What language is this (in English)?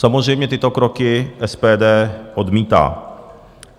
Czech